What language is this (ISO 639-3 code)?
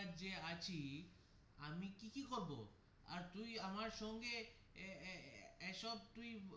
ben